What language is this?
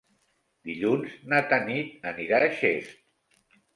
Catalan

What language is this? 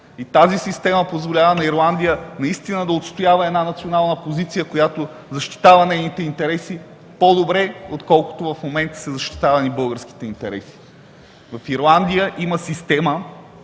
Bulgarian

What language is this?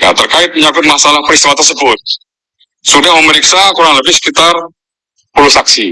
Indonesian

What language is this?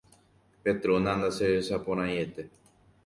Guarani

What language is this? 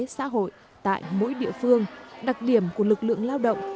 Vietnamese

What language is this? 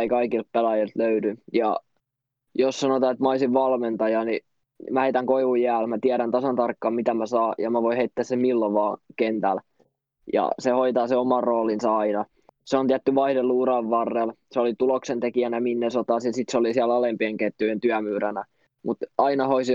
Finnish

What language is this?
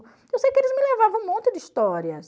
Portuguese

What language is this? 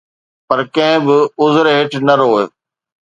Sindhi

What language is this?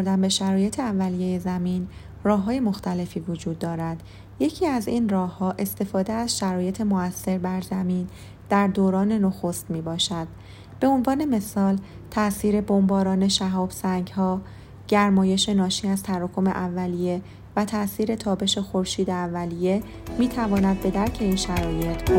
Persian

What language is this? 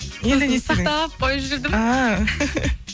Kazakh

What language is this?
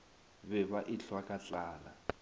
Northern Sotho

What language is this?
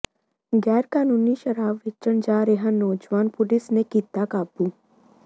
Punjabi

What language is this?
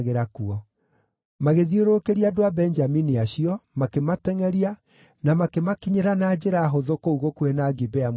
Kikuyu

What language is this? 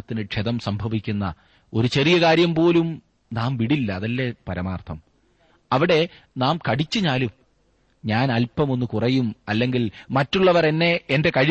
Malayalam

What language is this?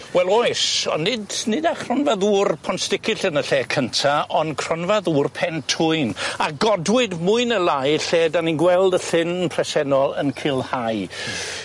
Welsh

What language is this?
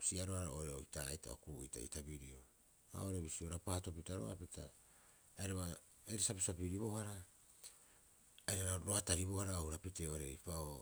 Rapoisi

